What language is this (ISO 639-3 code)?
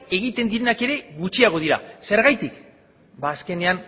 eus